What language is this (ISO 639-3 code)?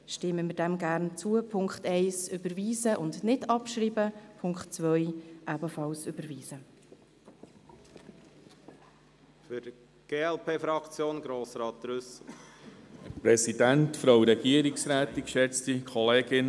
gsw